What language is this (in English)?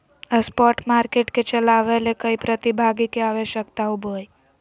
Magahi